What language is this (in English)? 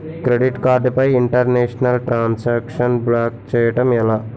Telugu